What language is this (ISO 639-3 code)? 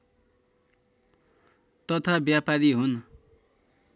nep